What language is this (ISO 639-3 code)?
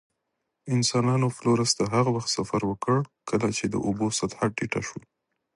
pus